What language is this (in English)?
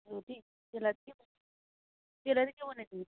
Nepali